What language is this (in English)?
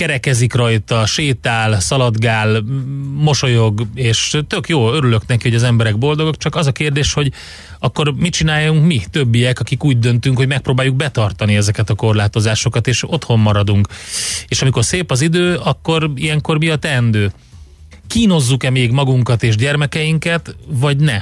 Hungarian